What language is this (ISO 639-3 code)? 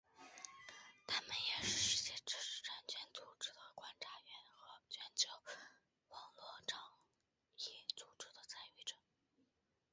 zho